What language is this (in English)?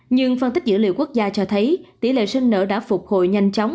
Vietnamese